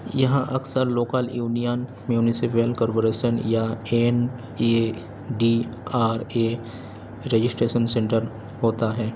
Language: Urdu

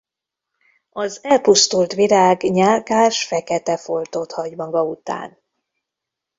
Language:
Hungarian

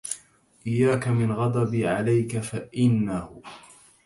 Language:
Arabic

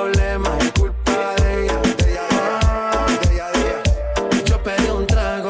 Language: French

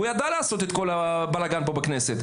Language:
Hebrew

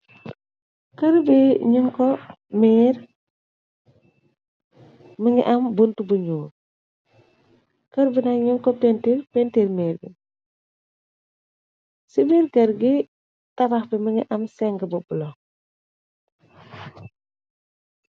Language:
Wolof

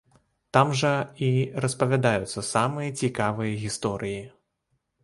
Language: Belarusian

